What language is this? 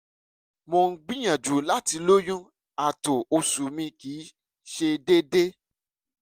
Yoruba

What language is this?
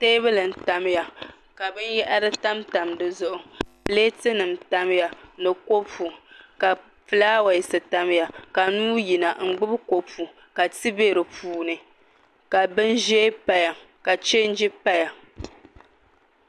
Dagbani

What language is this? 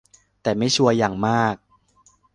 Thai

